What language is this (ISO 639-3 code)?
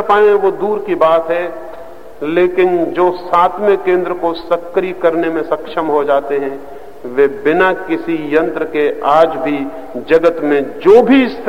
hin